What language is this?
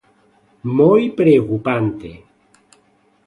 Galician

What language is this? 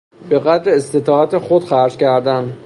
Persian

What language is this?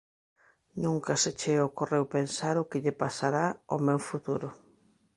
Galician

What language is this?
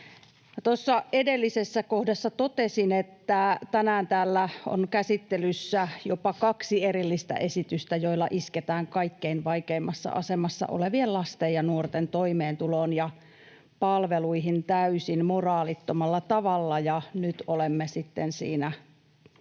Finnish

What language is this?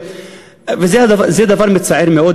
Hebrew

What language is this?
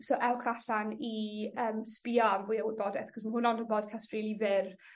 Welsh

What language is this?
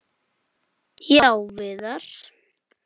Icelandic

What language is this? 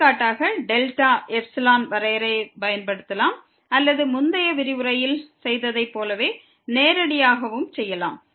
Tamil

